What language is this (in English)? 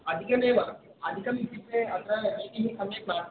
Sanskrit